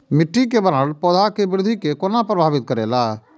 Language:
Maithili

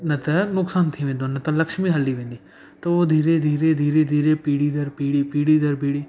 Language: Sindhi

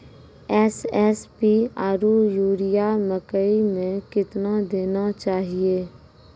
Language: Maithili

